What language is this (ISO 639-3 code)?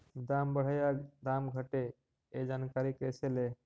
mag